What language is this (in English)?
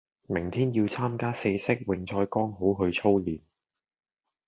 Cantonese